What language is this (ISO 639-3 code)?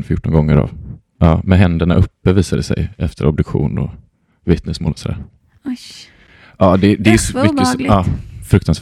swe